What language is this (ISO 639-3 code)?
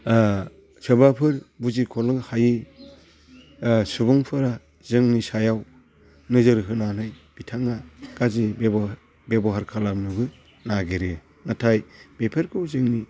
brx